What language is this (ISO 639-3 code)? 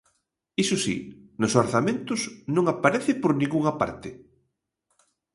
glg